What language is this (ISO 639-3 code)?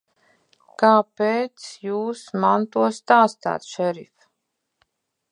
lav